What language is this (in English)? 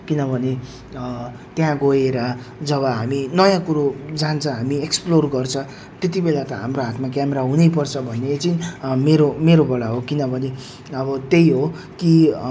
Nepali